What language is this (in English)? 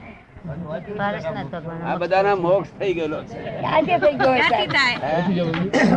Gujarati